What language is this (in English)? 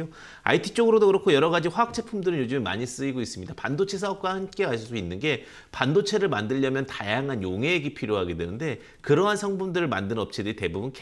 Korean